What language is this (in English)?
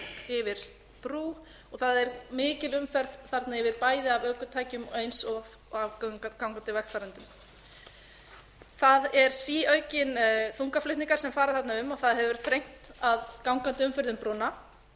Icelandic